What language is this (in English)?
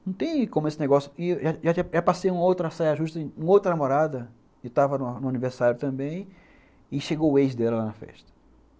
Portuguese